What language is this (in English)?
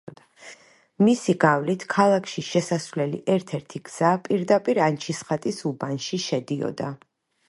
Georgian